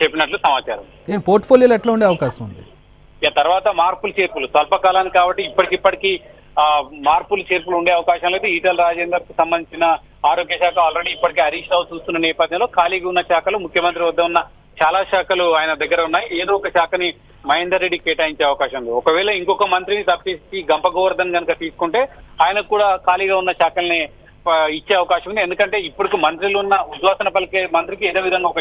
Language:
Hindi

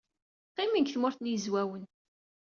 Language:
Kabyle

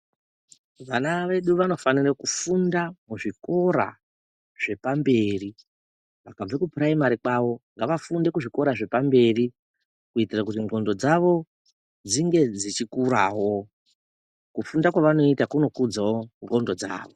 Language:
Ndau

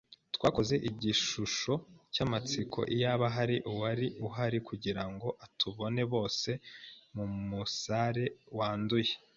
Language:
Kinyarwanda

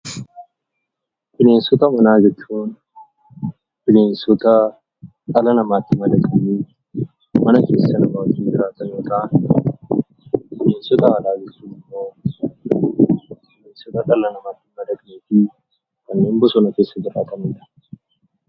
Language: Oromo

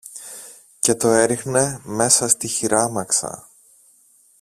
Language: Greek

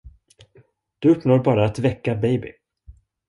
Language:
Swedish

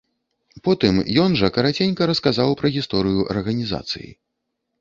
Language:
Belarusian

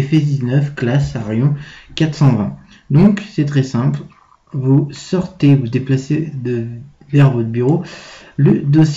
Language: French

